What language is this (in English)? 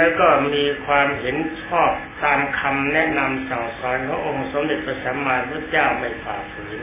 Thai